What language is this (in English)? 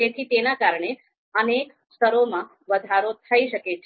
Gujarati